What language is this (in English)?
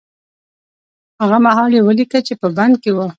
Pashto